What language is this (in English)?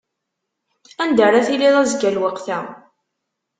Kabyle